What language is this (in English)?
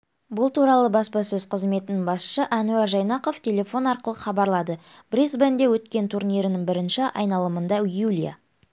Kazakh